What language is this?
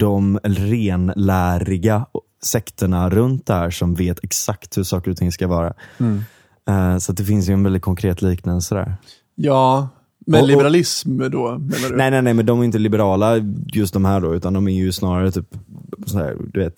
Swedish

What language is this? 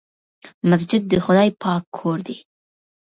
Pashto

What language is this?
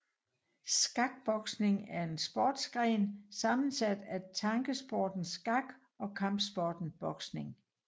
Danish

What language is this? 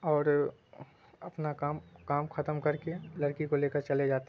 Urdu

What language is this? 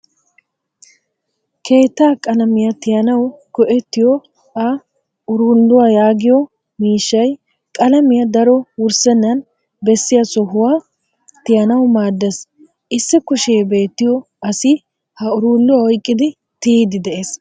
Wolaytta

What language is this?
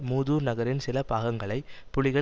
Tamil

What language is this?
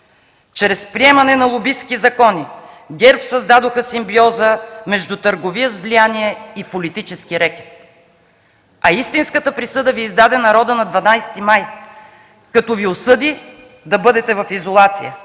Bulgarian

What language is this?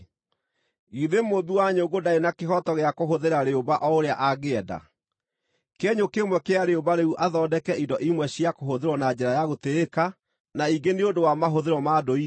Kikuyu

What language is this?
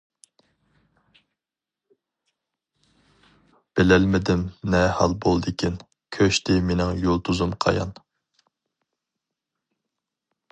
Uyghur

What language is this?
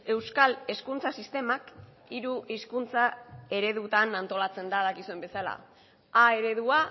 Basque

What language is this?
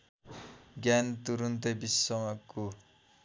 Nepali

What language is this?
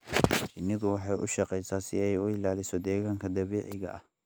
Somali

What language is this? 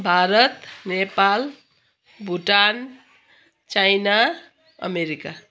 Nepali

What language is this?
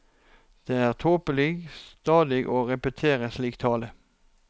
Norwegian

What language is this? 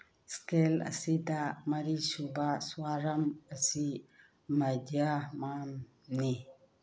Manipuri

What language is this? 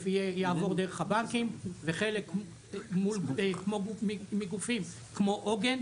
Hebrew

